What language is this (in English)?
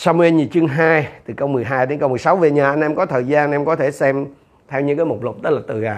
Vietnamese